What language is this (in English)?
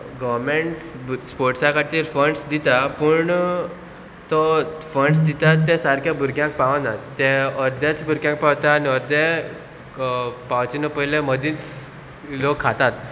Konkani